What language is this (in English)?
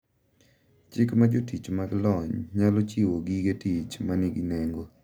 Luo (Kenya and Tanzania)